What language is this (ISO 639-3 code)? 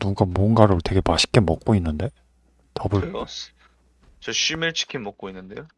kor